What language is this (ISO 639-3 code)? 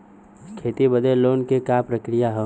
bho